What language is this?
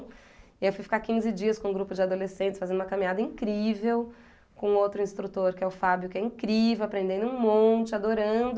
Portuguese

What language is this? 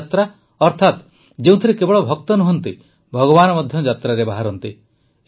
Odia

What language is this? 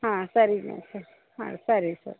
Kannada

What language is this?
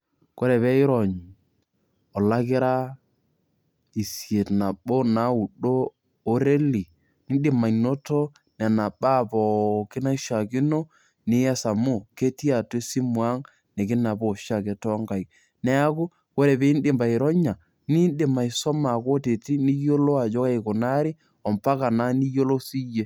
Masai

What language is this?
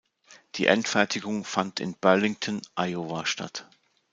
German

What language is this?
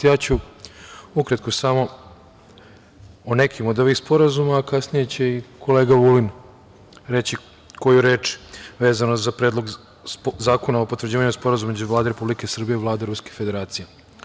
Serbian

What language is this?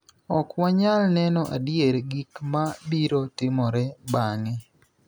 Luo (Kenya and Tanzania)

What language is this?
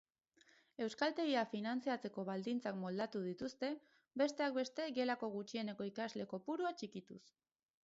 Basque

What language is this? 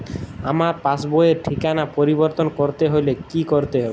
Bangla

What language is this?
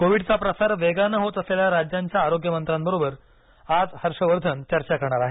Marathi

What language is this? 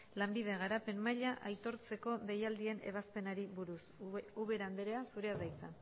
Basque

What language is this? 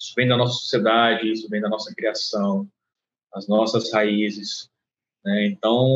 Portuguese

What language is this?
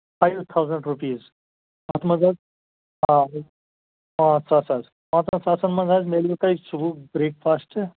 Kashmiri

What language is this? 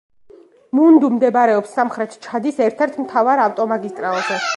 Georgian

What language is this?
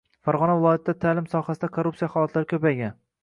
Uzbek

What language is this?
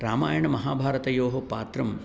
Sanskrit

